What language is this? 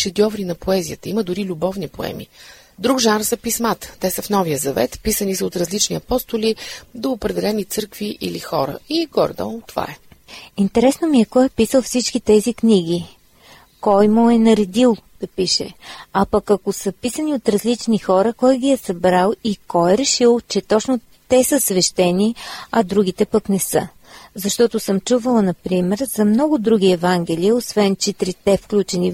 Bulgarian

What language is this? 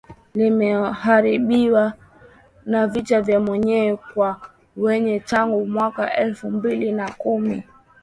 Swahili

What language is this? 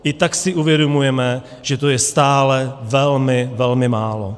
Czech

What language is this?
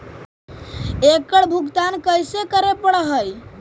Magahi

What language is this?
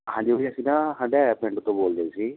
Punjabi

